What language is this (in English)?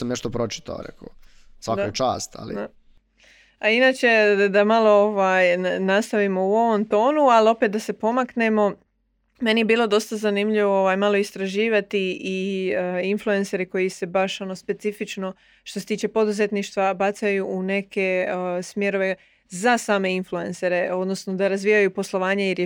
Croatian